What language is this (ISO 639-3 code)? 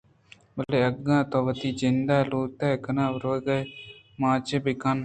bgp